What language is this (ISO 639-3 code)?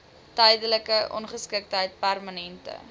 afr